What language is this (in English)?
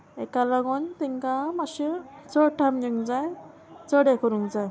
Konkani